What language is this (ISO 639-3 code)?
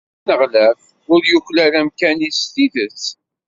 kab